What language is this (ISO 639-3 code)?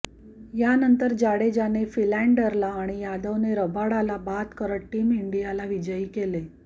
mar